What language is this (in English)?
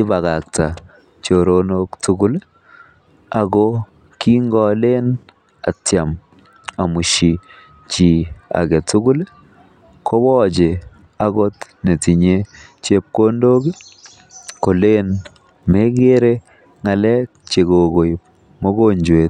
Kalenjin